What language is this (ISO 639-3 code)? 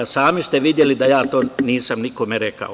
srp